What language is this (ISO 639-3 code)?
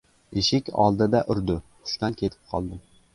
uzb